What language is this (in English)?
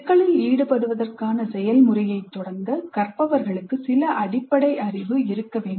Tamil